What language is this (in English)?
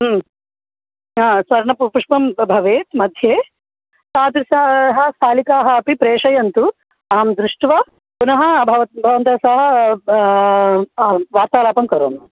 Sanskrit